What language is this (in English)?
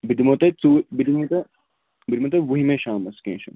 Kashmiri